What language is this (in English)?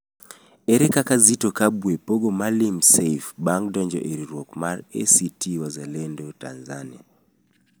Luo (Kenya and Tanzania)